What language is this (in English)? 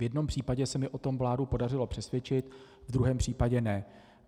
Czech